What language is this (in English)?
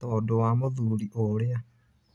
Kikuyu